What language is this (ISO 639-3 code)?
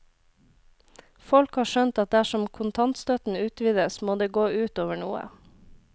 nor